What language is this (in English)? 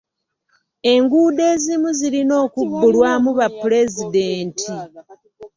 Ganda